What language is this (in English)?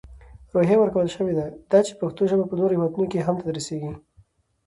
Pashto